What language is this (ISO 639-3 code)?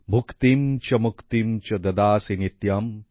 ben